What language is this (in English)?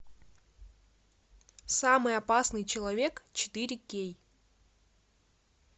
Russian